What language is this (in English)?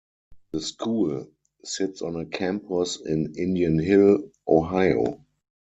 English